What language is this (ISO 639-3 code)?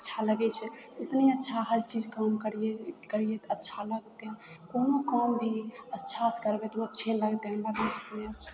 mai